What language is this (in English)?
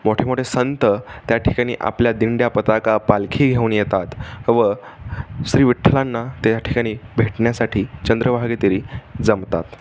Marathi